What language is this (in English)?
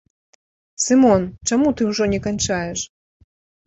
Belarusian